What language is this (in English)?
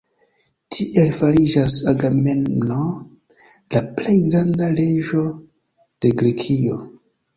Esperanto